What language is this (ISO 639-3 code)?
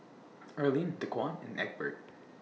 eng